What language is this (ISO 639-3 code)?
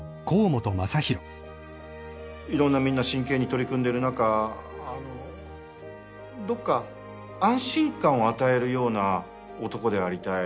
jpn